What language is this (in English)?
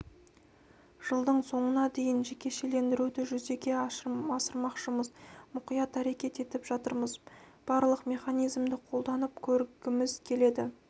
Kazakh